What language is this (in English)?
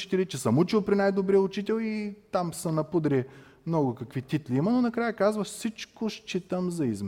Bulgarian